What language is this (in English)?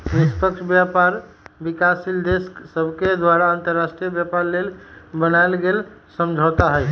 Magahi